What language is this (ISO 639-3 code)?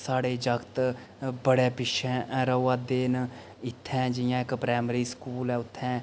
doi